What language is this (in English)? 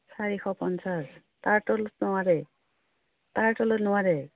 Assamese